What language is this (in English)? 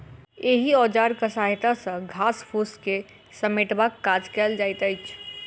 Maithili